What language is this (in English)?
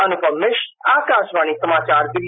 Hindi